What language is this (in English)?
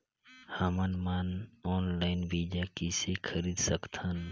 Chhattisgarhi